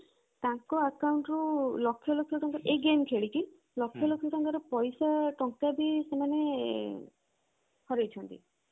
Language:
Odia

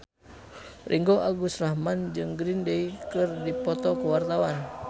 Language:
Sundanese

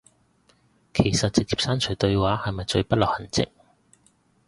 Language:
Cantonese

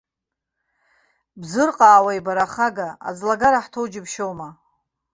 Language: Abkhazian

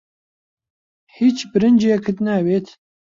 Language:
Central Kurdish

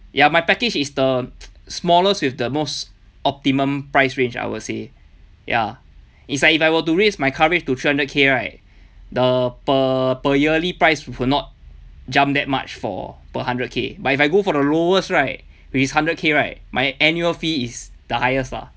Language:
English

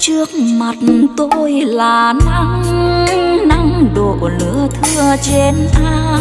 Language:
Vietnamese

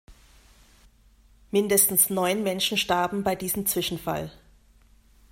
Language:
German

